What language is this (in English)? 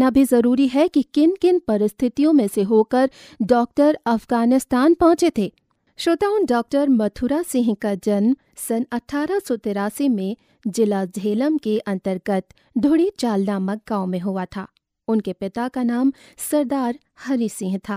Hindi